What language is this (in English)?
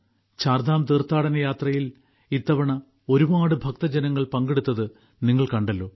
Malayalam